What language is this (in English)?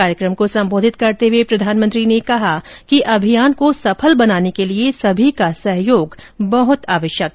Hindi